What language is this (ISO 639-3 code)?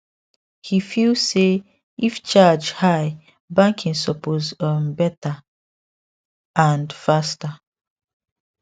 pcm